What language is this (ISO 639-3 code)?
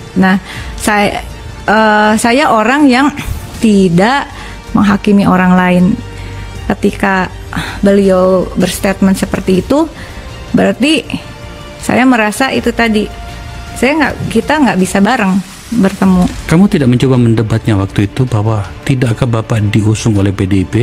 ind